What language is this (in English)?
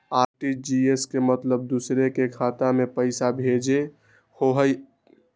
Magahi